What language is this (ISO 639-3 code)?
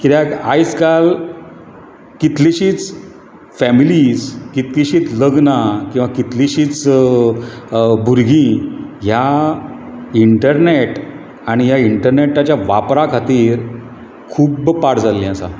kok